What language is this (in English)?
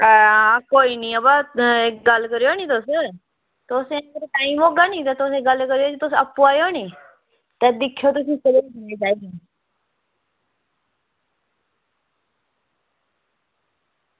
Dogri